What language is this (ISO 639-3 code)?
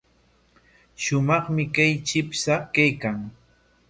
qwa